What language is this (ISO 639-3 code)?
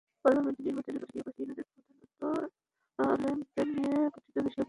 ben